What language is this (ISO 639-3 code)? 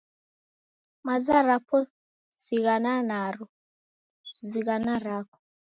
dav